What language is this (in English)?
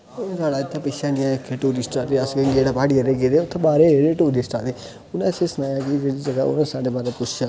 Dogri